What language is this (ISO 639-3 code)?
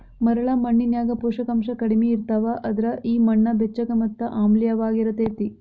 kan